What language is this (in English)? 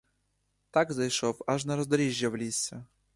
Ukrainian